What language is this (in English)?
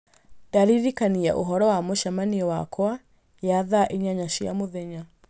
Kikuyu